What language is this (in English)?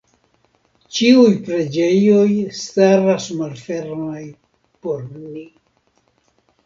Esperanto